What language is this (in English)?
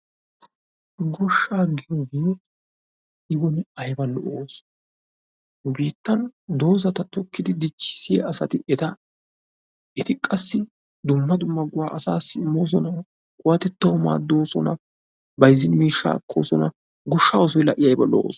Wolaytta